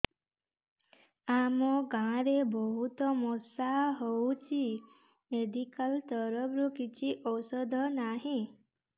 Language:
Odia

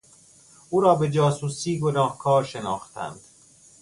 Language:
Persian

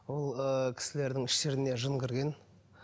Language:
Kazakh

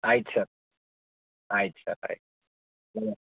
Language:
Kannada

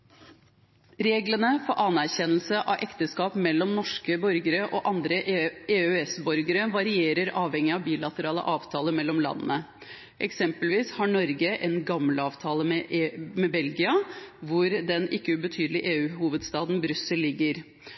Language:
Norwegian Bokmål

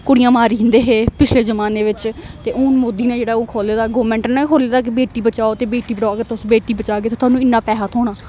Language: Dogri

